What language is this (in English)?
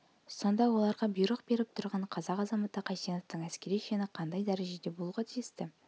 Kazakh